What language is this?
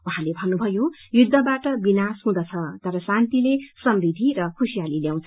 Nepali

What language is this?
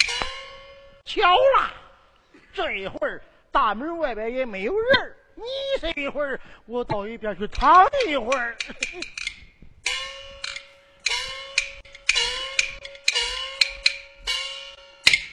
Chinese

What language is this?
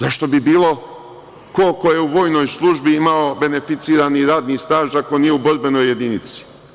Serbian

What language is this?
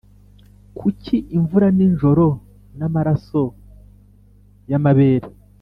Kinyarwanda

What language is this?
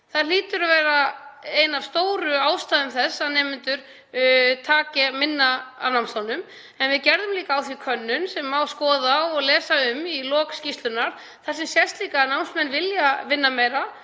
Icelandic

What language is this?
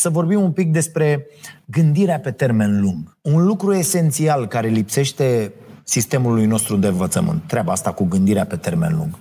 Romanian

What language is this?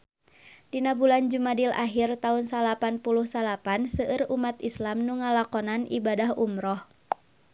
Sundanese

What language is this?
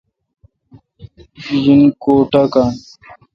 Kalkoti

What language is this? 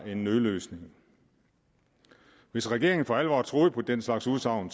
Danish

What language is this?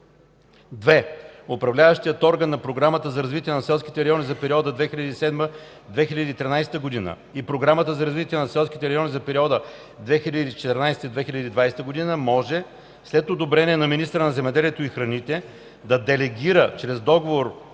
Bulgarian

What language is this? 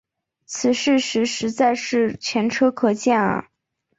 Chinese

